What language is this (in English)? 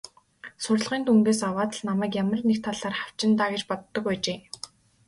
Mongolian